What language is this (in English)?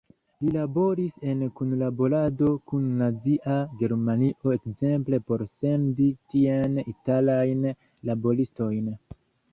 Esperanto